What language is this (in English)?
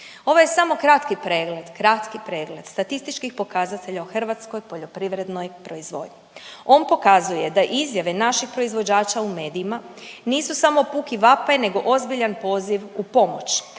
Croatian